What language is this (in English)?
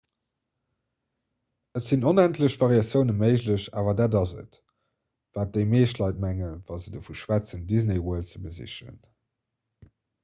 Luxembourgish